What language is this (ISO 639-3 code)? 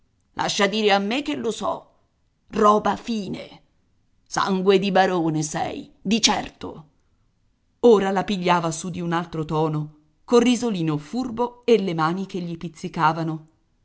ita